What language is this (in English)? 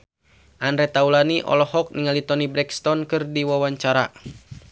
Sundanese